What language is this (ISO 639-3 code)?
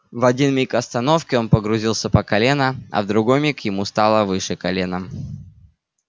rus